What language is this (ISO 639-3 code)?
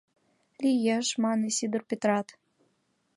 chm